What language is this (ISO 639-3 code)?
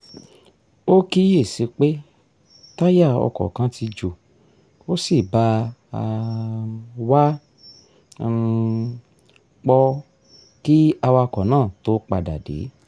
yor